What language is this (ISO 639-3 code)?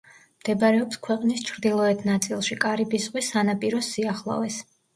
kat